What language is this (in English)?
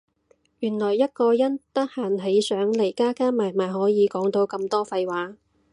Cantonese